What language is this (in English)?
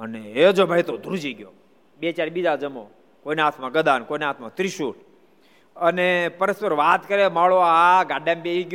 Gujarati